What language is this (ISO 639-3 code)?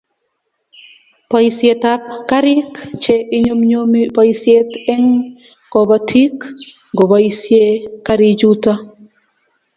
kln